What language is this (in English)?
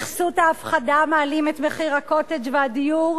Hebrew